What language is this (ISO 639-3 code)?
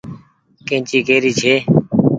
gig